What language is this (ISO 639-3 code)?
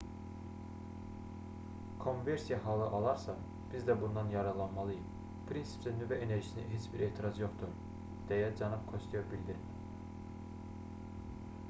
aze